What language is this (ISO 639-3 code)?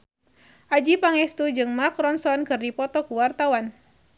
sun